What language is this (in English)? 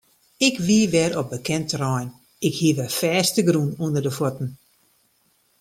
Western Frisian